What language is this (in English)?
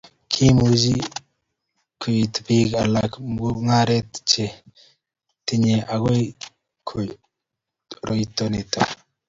Kalenjin